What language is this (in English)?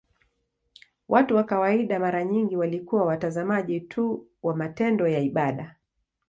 Swahili